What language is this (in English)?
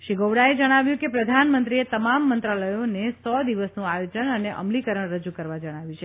Gujarati